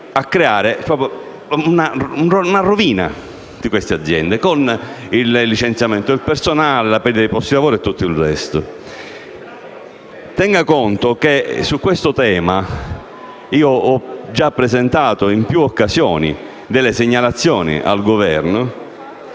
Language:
Italian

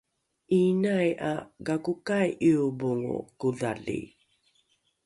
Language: Rukai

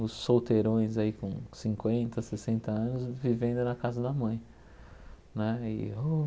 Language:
Portuguese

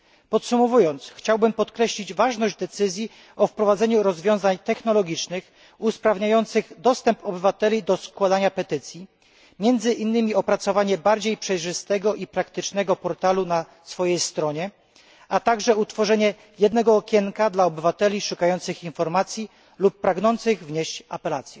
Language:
Polish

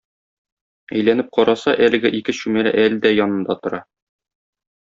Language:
Tatar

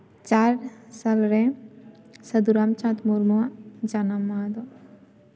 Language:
Santali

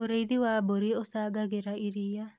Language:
Kikuyu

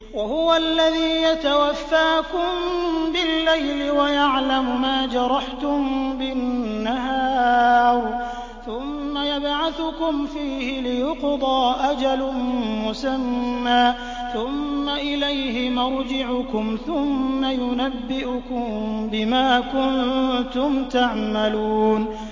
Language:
Arabic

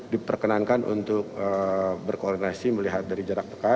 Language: Indonesian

